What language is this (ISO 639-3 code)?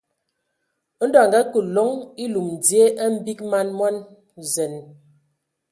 ewo